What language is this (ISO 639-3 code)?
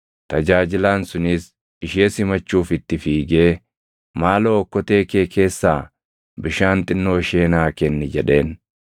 orm